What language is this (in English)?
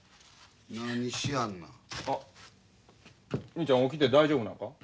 Japanese